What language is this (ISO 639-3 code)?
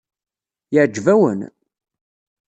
kab